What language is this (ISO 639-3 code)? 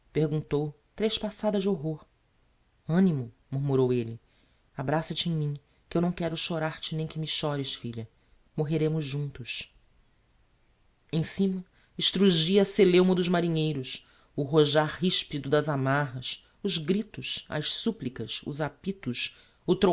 por